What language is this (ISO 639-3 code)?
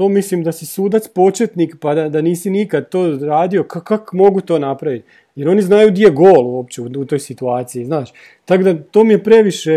hrv